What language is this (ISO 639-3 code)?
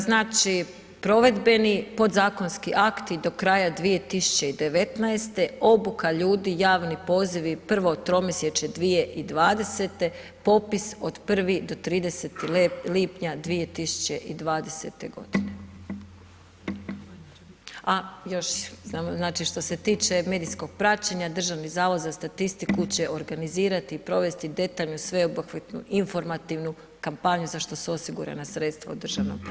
hrv